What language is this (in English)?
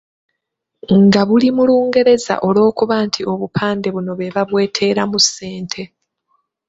Ganda